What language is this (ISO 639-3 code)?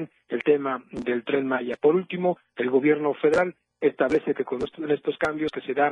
spa